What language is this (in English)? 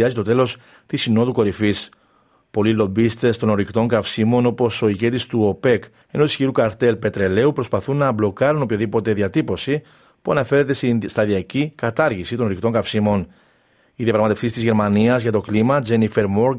Greek